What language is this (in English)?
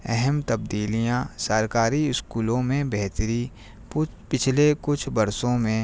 Urdu